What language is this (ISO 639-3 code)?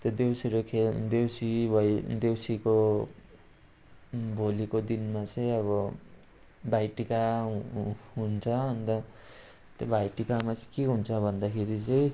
nep